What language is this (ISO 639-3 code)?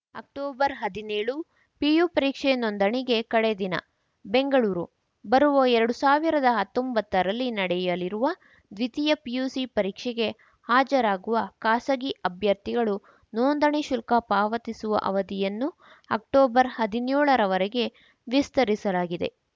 kan